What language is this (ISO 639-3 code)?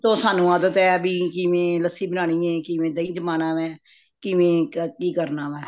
pan